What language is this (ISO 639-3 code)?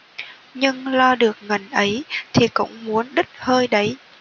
vie